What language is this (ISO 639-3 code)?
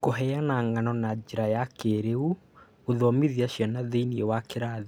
kik